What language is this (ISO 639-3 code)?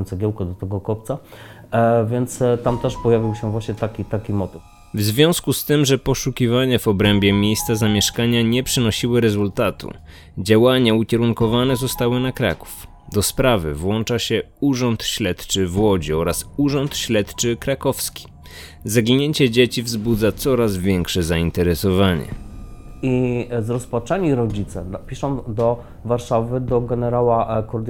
pol